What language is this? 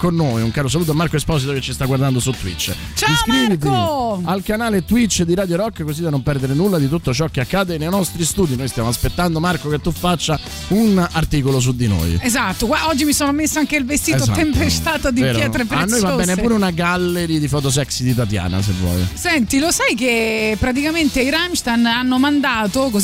Italian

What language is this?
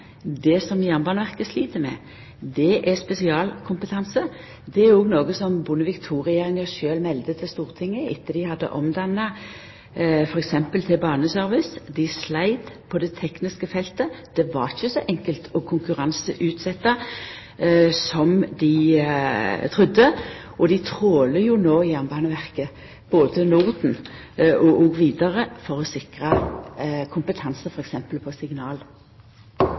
Norwegian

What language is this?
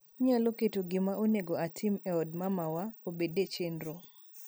Luo (Kenya and Tanzania)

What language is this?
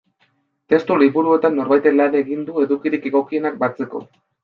Basque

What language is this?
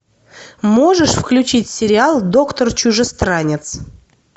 Russian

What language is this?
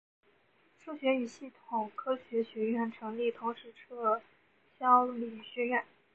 Chinese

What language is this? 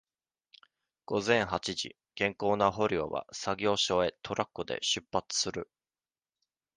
Japanese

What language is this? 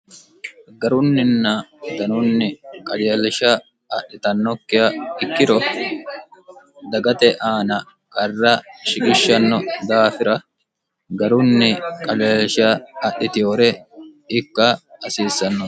Sidamo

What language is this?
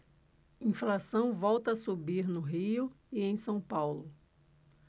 Portuguese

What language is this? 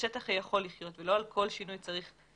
Hebrew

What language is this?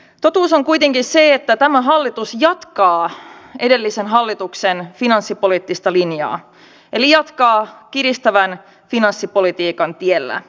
Finnish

